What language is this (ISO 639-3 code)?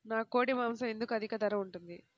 tel